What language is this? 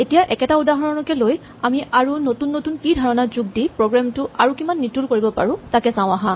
Assamese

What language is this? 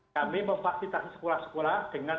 Indonesian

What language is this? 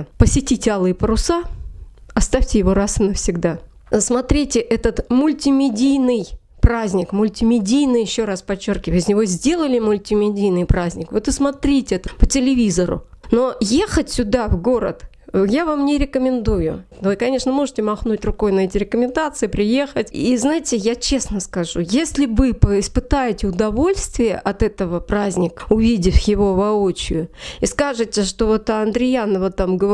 Russian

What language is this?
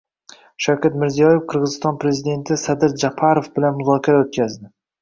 Uzbek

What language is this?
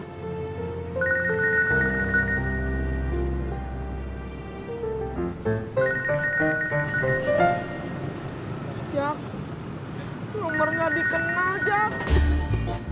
Indonesian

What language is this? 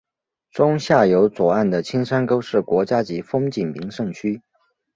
Chinese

